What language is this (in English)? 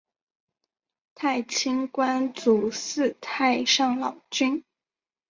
Chinese